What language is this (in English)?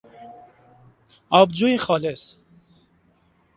Persian